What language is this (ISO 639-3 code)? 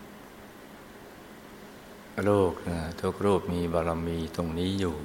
tha